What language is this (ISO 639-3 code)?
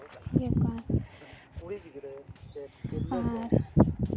sat